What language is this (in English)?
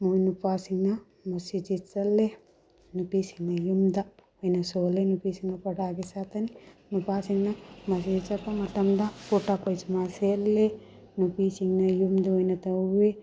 Manipuri